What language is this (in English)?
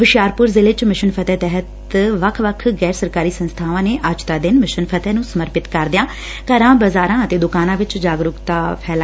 Punjabi